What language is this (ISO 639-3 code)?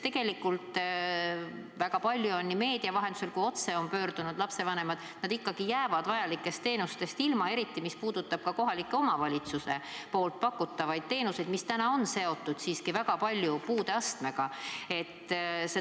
est